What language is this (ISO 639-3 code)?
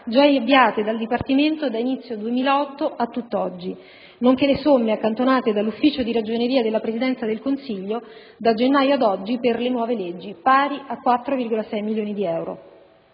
ita